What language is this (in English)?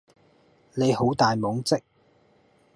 Cantonese